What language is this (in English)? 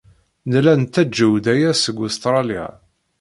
Kabyle